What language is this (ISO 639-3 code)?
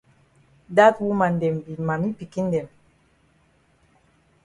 wes